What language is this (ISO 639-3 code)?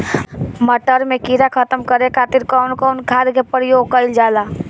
bho